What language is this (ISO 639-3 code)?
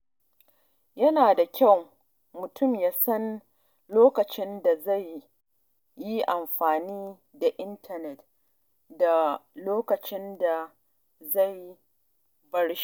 hau